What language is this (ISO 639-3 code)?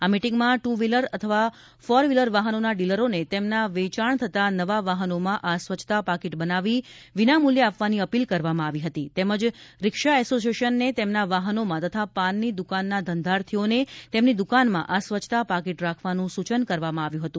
guj